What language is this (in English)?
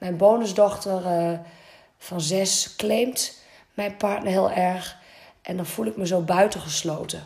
Dutch